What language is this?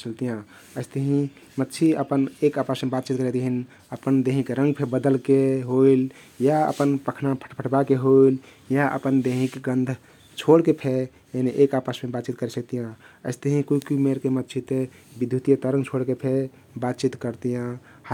Kathoriya Tharu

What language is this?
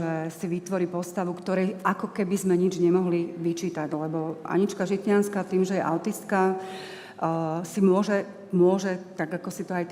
Slovak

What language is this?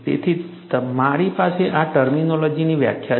Gujarati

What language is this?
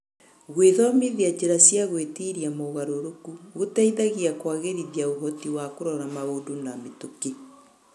Kikuyu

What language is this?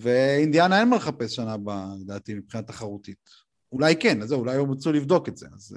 Hebrew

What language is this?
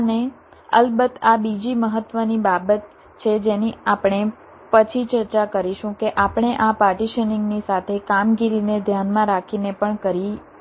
Gujarati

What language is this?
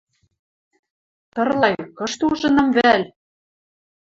Western Mari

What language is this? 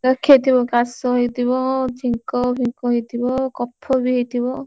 Odia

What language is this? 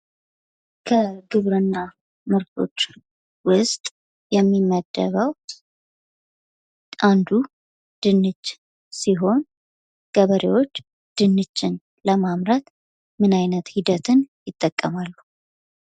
Amharic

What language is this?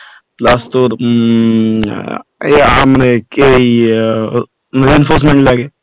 Bangla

